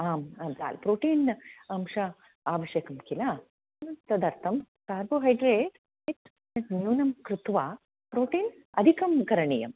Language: Sanskrit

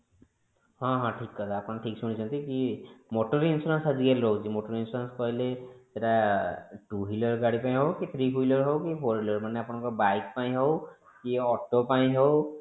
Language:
Odia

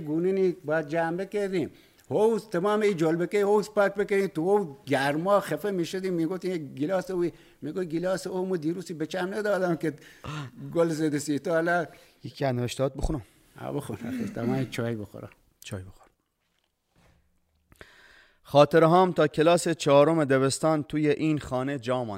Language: Persian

